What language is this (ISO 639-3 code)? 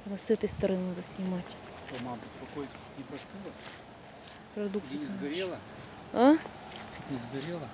rus